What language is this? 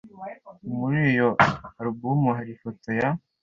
Kinyarwanda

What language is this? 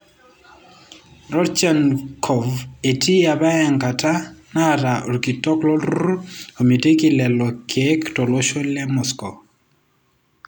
Masai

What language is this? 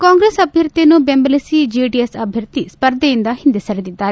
Kannada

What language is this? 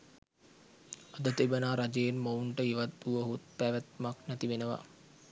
Sinhala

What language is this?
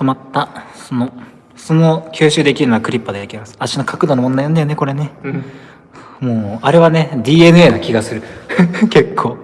Japanese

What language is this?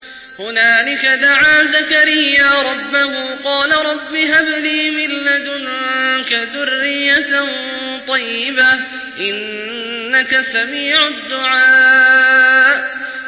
Arabic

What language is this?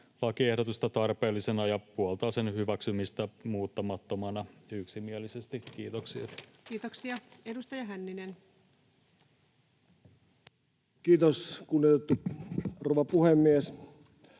Finnish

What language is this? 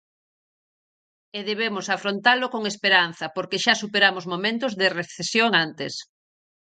Galician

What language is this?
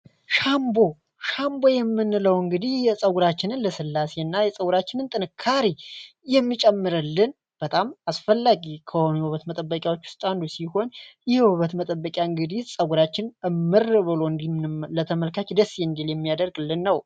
Amharic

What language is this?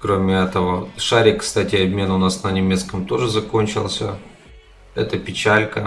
Russian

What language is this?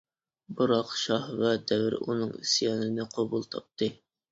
Uyghur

